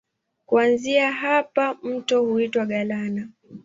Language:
Swahili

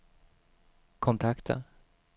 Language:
Swedish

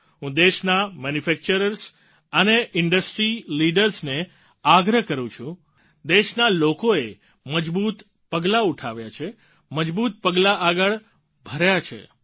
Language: Gujarati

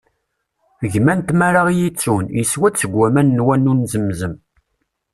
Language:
Kabyle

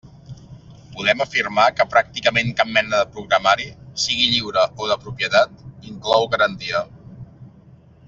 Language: Catalan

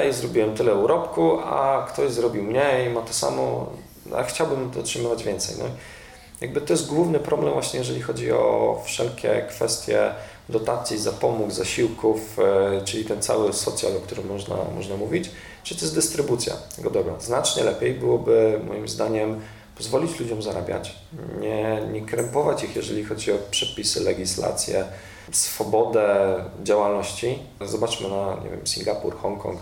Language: Polish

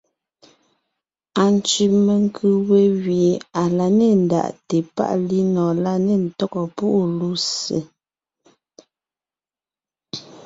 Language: Ngiemboon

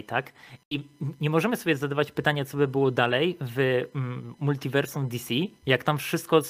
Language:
Polish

